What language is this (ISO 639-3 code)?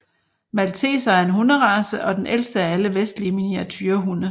dan